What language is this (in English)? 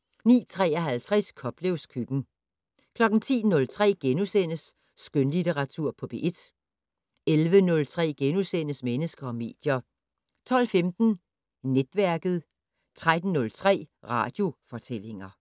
Danish